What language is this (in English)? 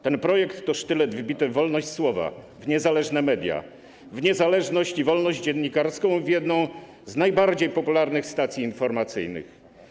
Polish